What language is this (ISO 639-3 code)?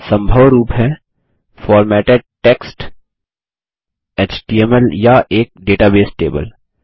hin